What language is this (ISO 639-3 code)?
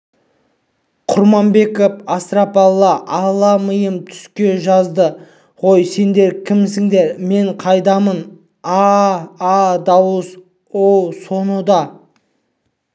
kaz